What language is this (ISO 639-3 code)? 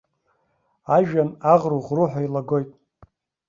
abk